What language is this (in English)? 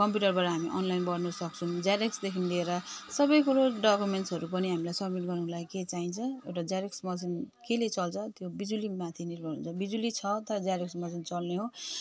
Nepali